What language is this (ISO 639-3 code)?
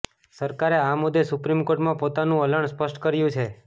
guj